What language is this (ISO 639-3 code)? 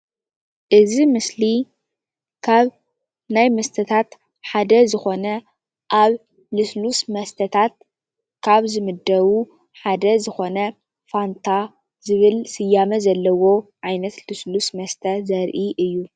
tir